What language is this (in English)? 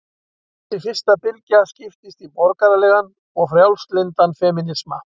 Icelandic